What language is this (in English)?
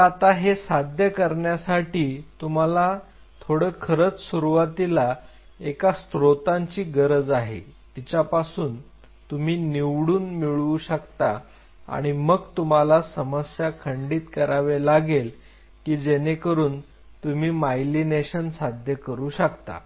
Marathi